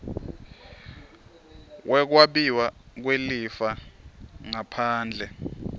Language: Swati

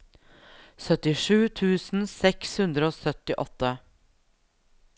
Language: Norwegian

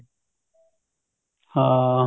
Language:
Punjabi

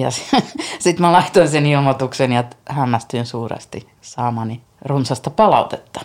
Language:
Finnish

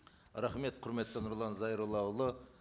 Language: Kazakh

